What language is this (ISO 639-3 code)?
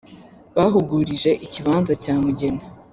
kin